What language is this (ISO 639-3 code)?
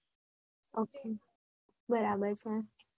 guj